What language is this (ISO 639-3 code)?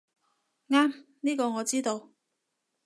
yue